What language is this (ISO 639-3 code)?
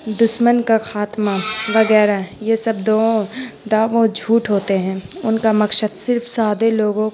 urd